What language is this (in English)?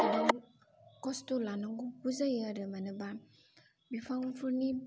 Bodo